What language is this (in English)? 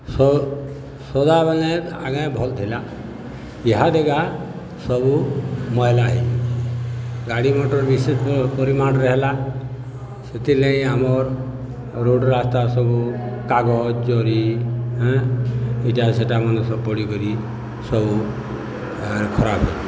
Odia